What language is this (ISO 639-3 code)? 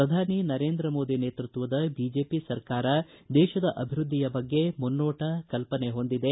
kan